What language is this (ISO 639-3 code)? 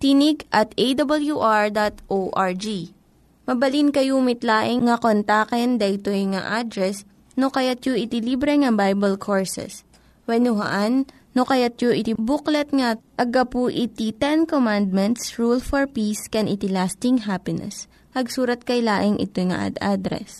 fil